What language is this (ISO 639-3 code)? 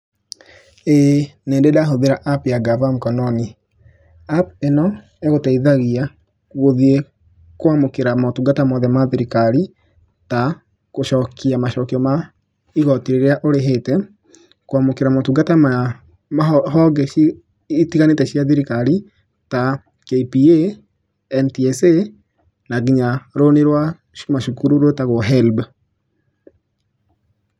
kik